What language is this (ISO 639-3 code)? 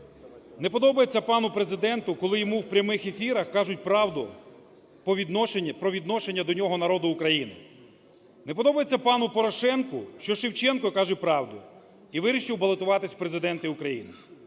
ukr